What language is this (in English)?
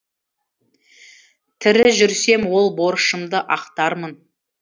Kazakh